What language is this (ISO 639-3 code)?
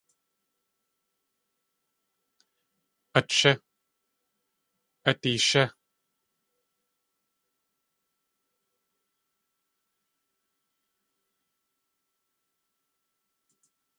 tli